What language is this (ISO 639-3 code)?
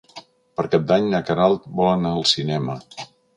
cat